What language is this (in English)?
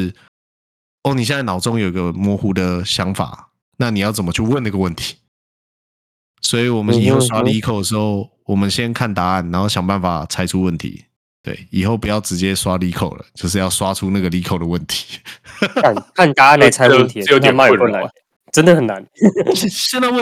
Chinese